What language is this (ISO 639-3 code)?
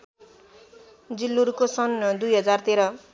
nep